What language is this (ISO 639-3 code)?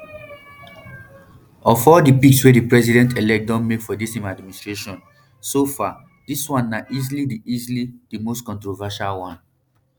pcm